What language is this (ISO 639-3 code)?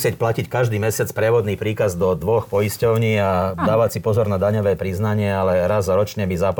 slk